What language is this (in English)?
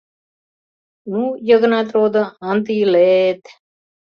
Mari